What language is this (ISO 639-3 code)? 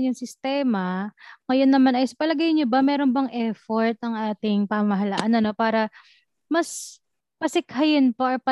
fil